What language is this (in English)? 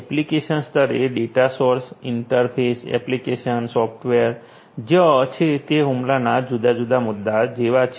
Gujarati